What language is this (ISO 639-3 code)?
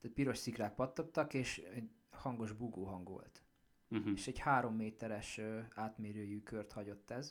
hun